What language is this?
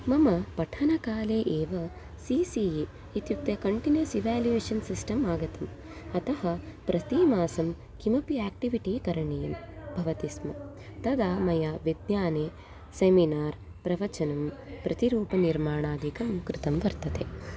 Sanskrit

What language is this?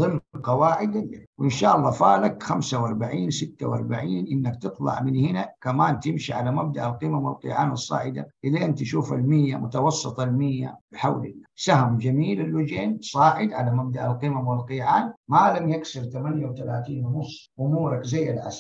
Arabic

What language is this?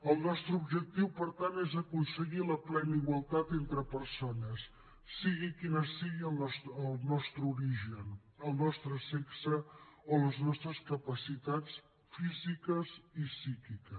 Catalan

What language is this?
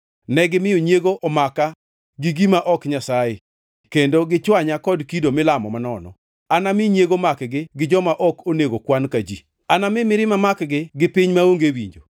Luo (Kenya and Tanzania)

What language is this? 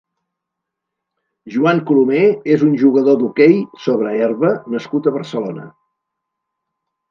Catalan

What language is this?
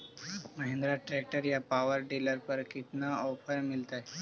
Magahi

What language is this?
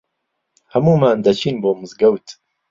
Central Kurdish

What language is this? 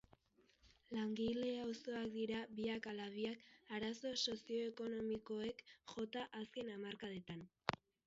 Basque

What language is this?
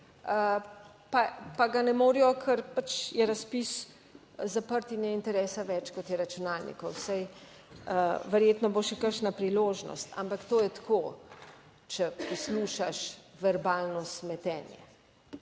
Slovenian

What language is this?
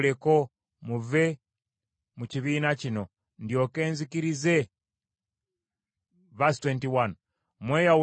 Ganda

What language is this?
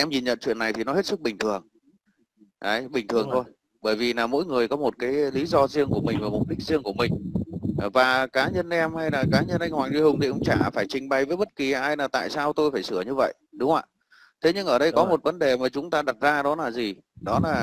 Vietnamese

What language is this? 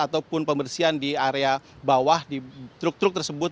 Indonesian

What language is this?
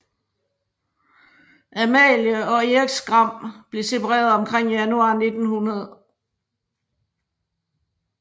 Danish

